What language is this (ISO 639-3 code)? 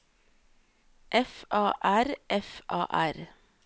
nor